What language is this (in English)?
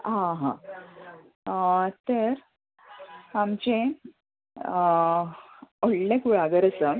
Konkani